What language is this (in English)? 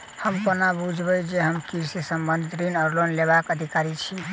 Maithili